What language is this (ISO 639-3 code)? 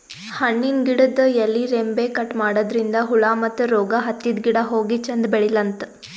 kan